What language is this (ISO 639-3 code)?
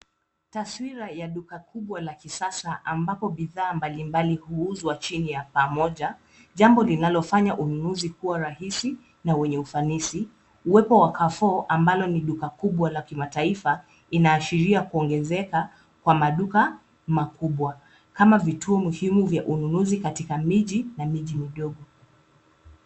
swa